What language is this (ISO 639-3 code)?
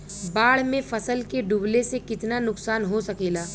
bho